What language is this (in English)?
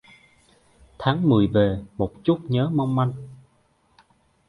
Vietnamese